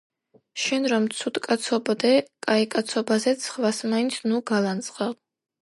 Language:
Georgian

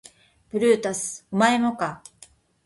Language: Japanese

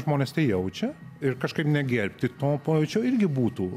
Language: Lithuanian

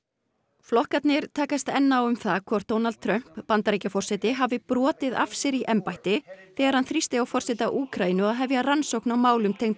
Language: Icelandic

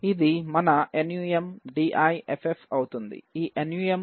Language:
Telugu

